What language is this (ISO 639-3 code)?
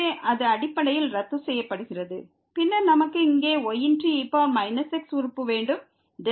tam